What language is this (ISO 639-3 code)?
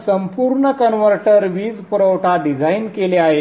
mar